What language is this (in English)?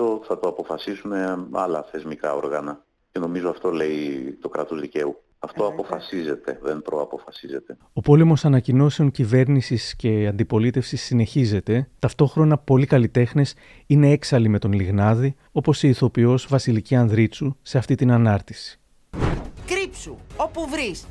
Greek